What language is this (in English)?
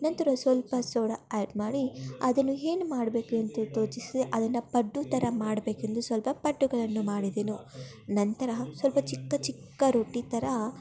Kannada